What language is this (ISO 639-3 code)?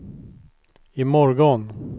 swe